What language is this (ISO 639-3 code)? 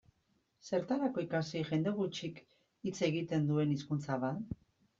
eus